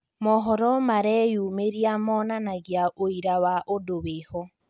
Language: Kikuyu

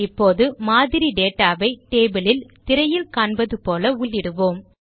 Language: Tamil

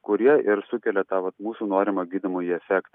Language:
Lithuanian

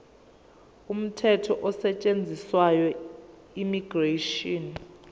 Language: Zulu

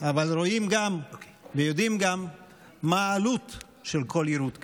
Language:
Hebrew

